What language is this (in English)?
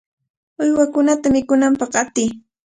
Cajatambo North Lima Quechua